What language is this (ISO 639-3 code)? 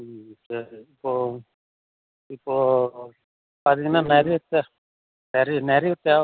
tam